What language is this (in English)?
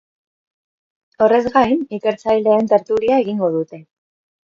Basque